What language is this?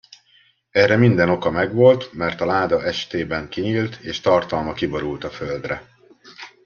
Hungarian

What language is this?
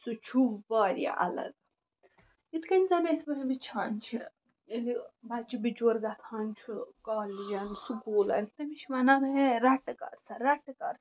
Kashmiri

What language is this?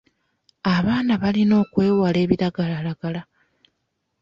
Ganda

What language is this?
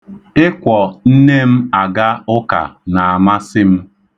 Igbo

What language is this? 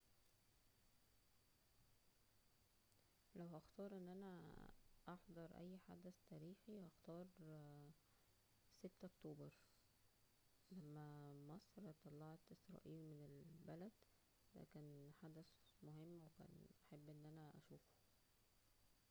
Egyptian Arabic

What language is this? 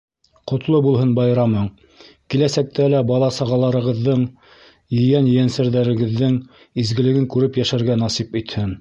Bashkir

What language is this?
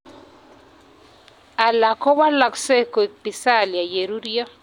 Kalenjin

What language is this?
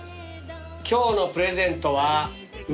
Japanese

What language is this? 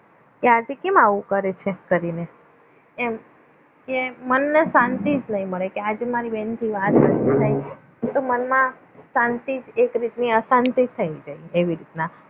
Gujarati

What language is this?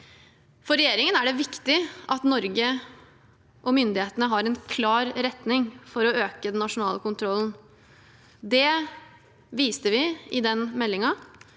Norwegian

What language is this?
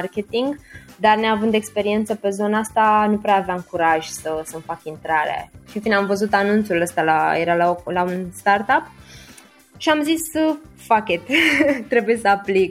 Romanian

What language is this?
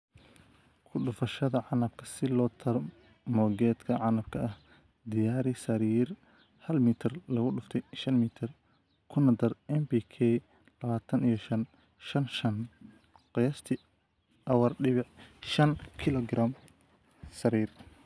Somali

